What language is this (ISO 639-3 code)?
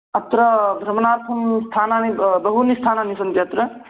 san